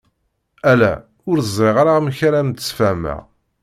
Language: Kabyle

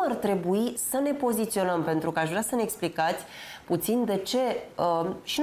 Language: Romanian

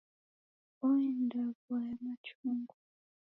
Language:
Taita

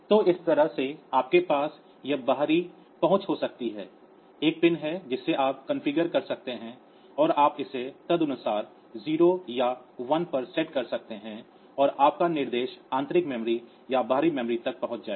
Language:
Hindi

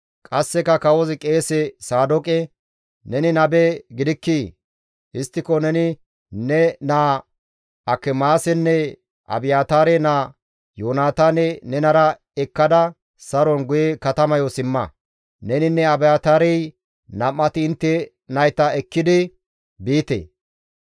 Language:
Gamo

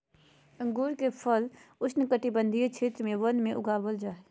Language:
Magahi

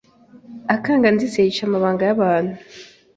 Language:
Kinyarwanda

